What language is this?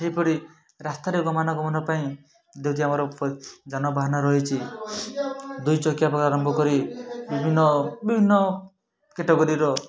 Odia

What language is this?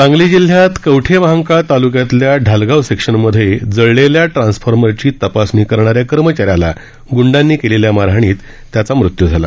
Marathi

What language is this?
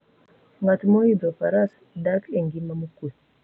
Luo (Kenya and Tanzania)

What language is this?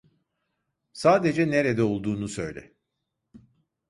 Turkish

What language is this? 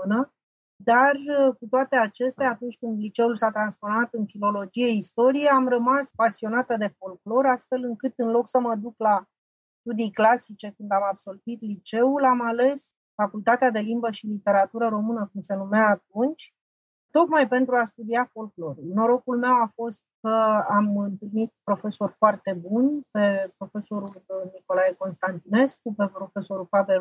Romanian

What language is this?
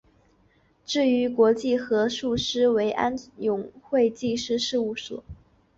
Chinese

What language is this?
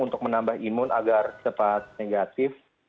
Indonesian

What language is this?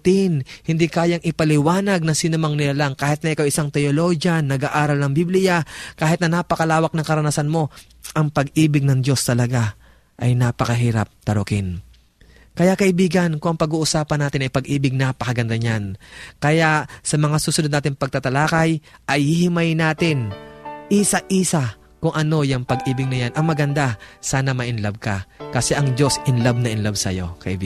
Filipino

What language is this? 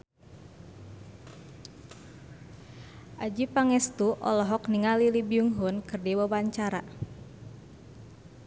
Sundanese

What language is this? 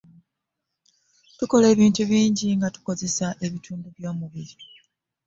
Ganda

